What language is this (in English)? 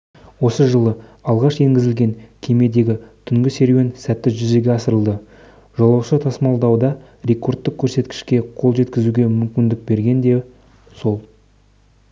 Kazakh